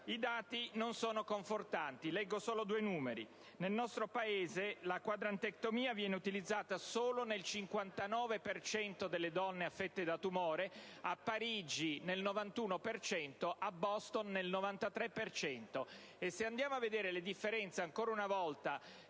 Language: Italian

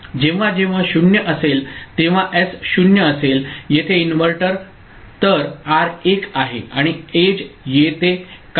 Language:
Marathi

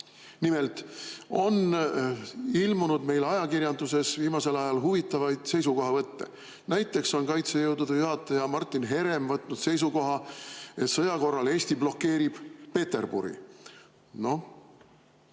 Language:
Estonian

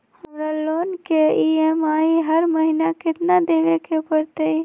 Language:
Magahi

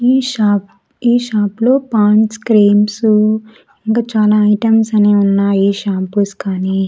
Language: Telugu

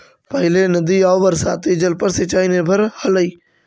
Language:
Magahi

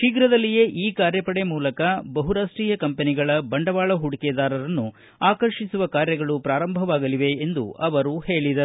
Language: Kannada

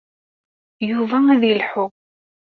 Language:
Kabyle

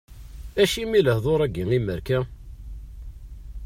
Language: Kabyle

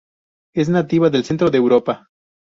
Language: Spanish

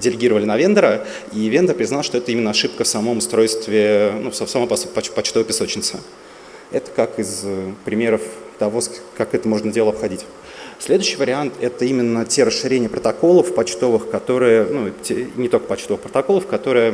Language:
Russian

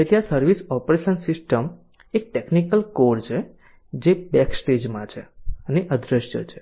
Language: Gujarati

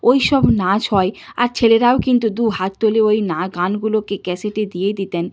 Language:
Bangla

